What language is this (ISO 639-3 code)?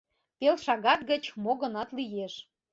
chm